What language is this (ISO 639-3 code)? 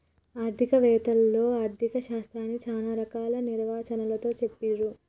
tel